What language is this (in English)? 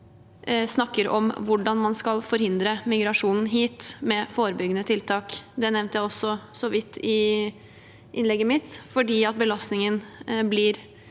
Norwegian